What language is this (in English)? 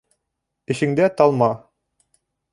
Bashkir